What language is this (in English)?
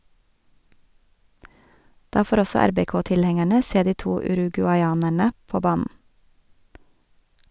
Norwegian